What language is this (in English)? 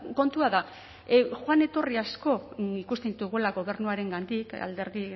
Basque